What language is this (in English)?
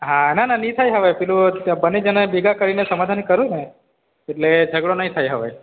Gujarati